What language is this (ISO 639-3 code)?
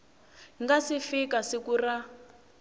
tso